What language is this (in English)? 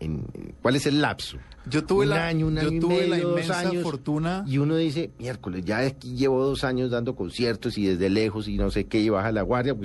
Spanish